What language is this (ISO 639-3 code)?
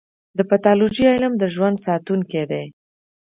pus